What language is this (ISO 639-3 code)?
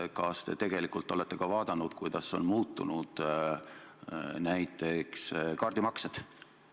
est